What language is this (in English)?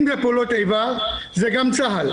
Hebrew